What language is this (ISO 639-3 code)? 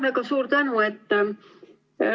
est